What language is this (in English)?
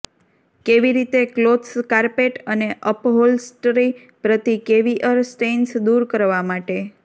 Gujarati